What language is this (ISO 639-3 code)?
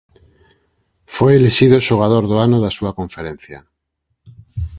glg